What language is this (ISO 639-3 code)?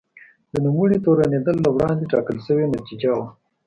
pus